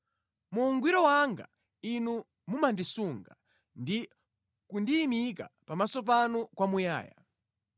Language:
Nyanja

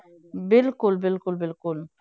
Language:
Punjabi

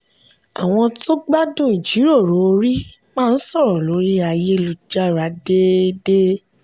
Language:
Yoruba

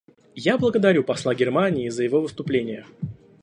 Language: Russian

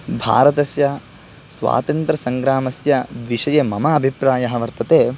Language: Sanskrit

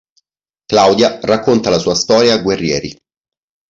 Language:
Italian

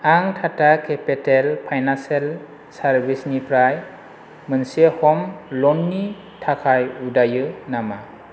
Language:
Bodo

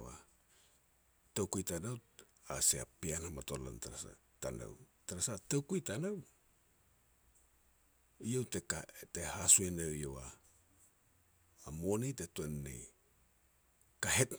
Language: Petats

